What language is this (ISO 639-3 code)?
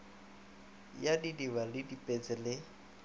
nso